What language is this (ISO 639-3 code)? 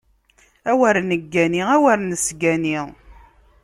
kab